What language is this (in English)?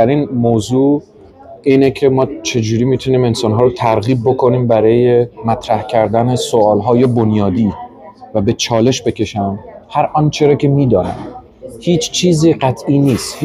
Persian